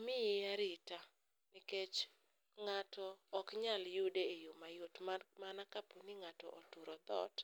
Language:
Luo (Kenya and Tanzania)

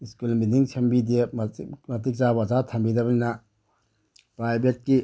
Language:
Manipuri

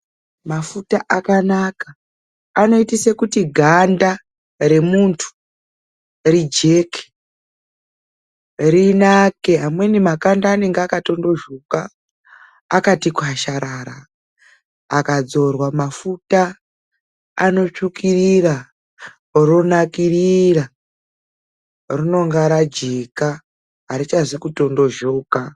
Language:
Ndau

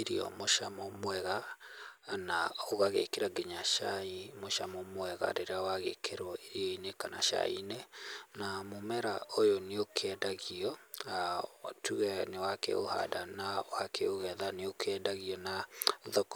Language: Kikuyu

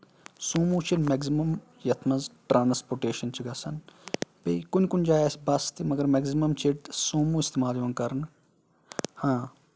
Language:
Kashmiri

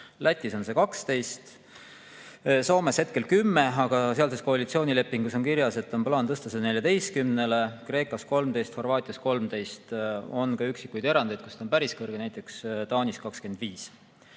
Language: Estonian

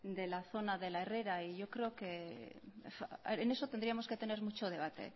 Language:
Spanish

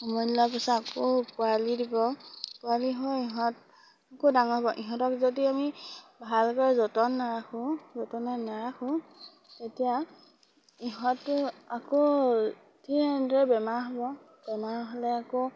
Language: Assamese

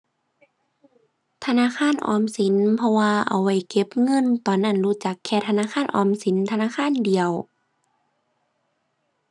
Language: Thai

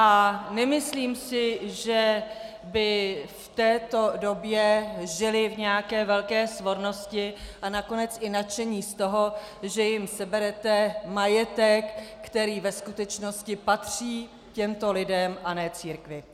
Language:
Czech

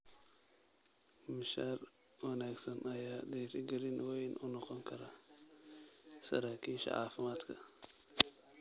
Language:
Somali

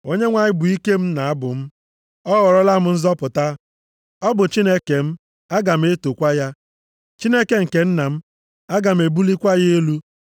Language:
Igbo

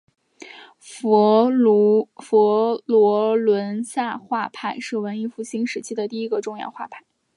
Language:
Chinese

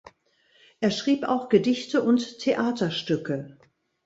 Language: German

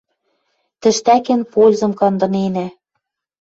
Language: Western Mari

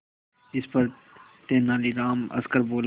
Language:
Hindi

